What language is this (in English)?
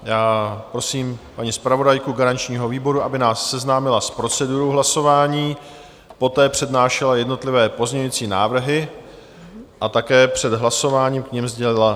Czech